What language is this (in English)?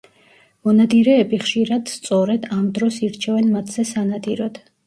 Georgian